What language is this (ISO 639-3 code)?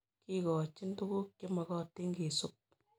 kln